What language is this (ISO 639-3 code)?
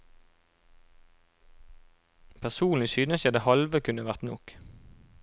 nor